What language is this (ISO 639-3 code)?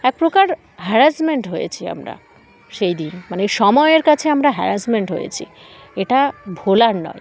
ben